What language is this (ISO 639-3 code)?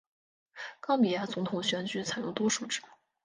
zho